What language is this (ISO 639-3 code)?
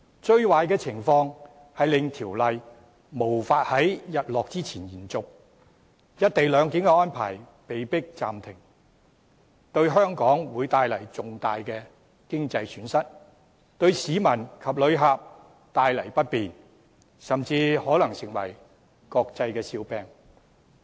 yue